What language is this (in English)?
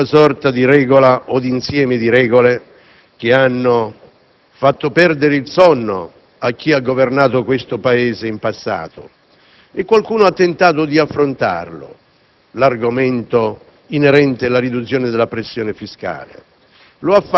Italian